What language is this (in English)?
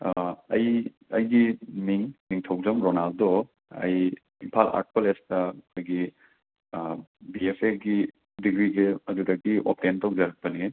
Manipuri